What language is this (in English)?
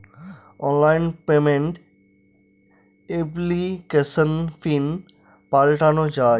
Bangla